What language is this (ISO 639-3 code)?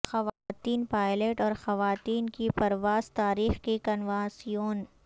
urd